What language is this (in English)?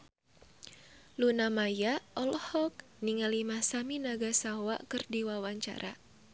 Sundanese